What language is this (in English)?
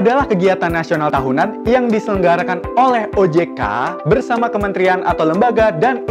Indonesian